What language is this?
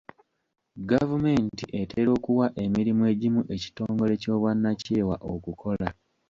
Ganda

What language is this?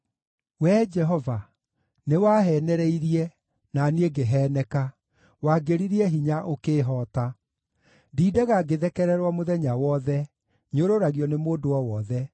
Kikuyu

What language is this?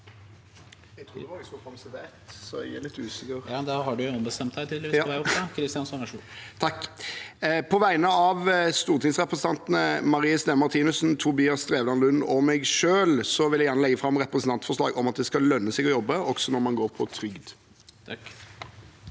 Norwegian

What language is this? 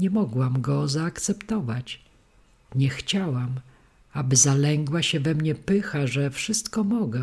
Polish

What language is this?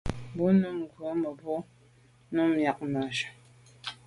Medumba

